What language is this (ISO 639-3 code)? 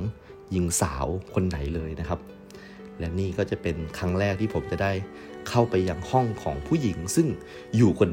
tha